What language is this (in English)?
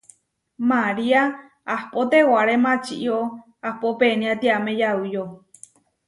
Huarijio